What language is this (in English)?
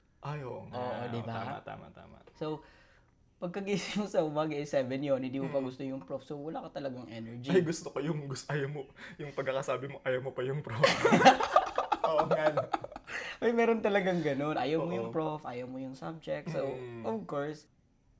Filipino